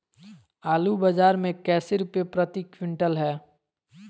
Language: Magahi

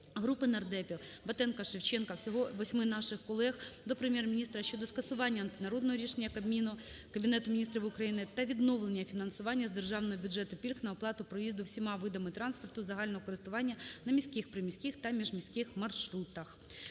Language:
Ukrainian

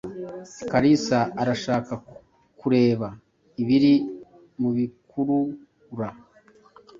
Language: Kinyarwanda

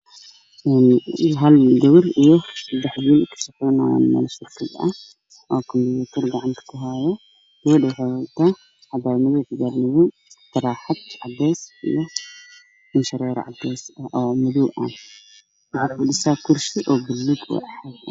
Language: Somali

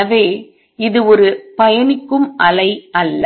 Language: Tamil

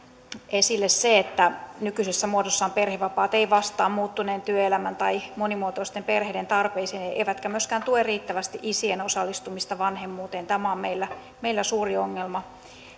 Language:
Finnish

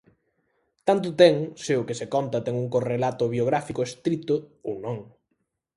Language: Galician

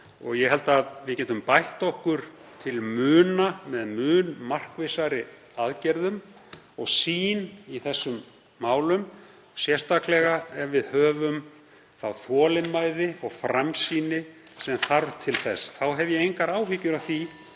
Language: Icelandic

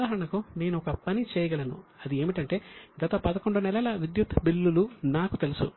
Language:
Telugu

